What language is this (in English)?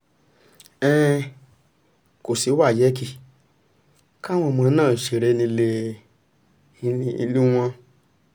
Yoruba